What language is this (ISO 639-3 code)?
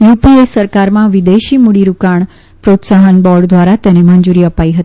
guj